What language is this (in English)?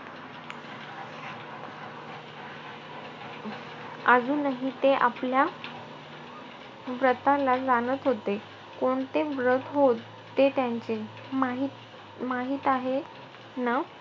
Marathi